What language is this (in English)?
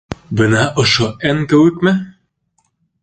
Bashkir